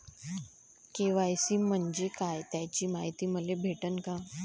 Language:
Marathi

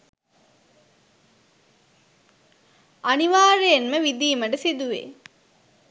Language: Sinhala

